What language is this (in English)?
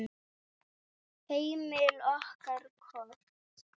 Icelandic